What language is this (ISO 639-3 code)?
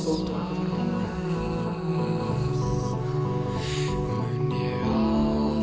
isl